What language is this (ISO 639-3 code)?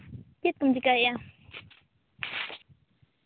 sat